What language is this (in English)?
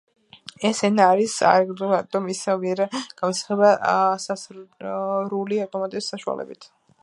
Georgian